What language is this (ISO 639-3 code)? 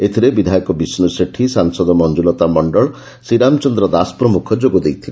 ori